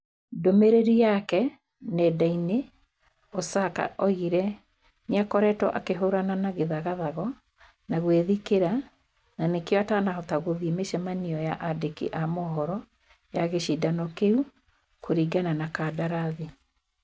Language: Kikuyu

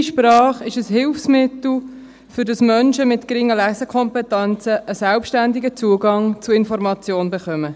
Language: Swiss German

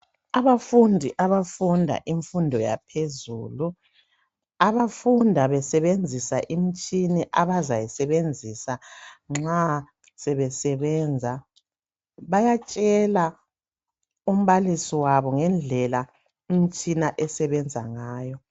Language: North Ndebele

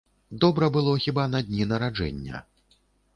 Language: Belarusian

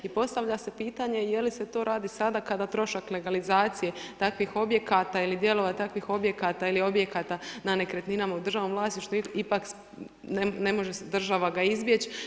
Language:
Croatian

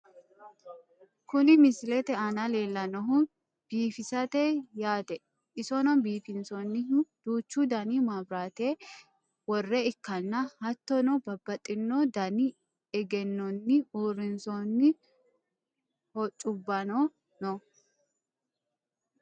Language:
Sidamo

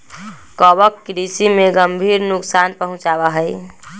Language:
Magahi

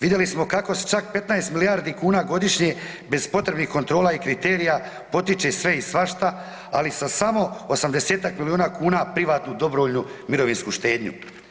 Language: Croatian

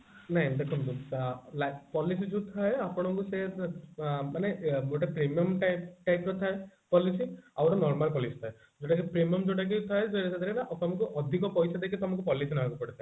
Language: Odia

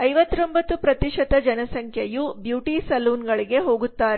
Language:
Kannada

